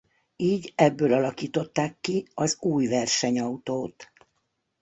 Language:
Hungarian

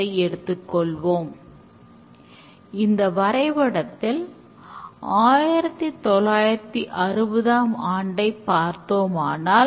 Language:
Tamil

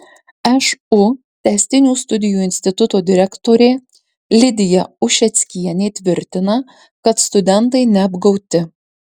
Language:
Lithuanian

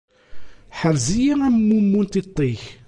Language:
Kabyle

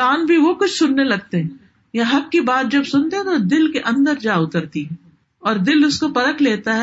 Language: Urdu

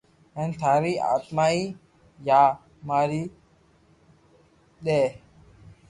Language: Loarki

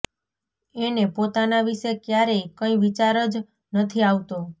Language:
Gujarati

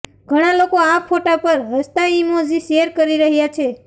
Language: Gujarati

